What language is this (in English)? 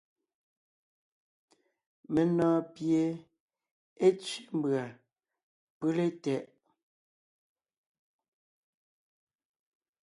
Ngiemboon